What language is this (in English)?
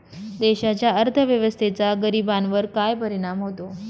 Marathi